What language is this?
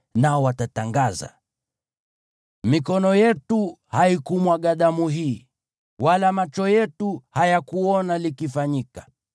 Swahili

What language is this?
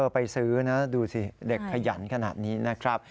Thai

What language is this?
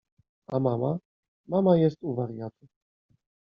Polish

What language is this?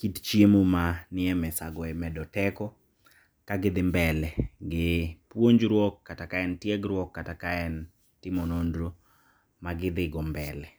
Luo (Kenya and Tanzania)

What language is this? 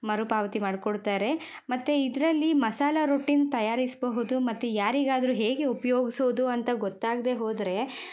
Kannada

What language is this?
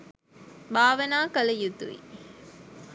Sinhala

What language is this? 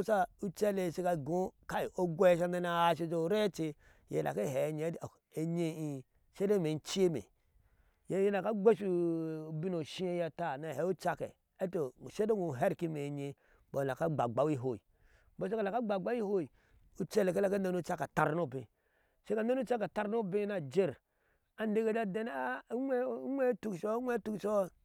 Ashe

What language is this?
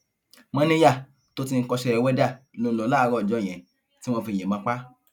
Yoruba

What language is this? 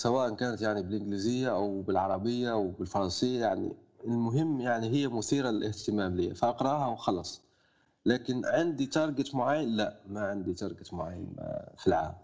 Arabic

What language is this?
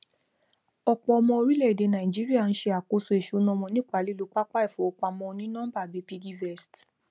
Yoruba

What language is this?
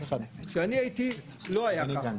Hebrew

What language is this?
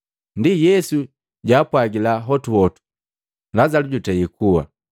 Matengo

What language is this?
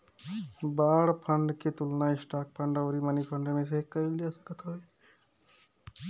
Bhojpuri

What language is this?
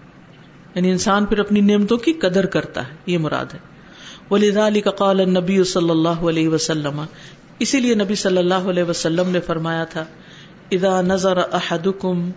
Urdu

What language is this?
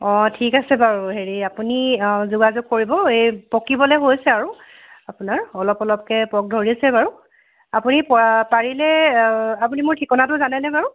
Assamese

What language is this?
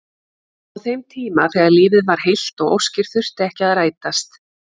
Icelandic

